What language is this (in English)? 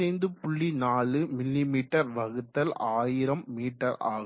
Tamil